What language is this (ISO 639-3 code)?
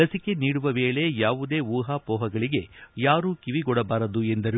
kan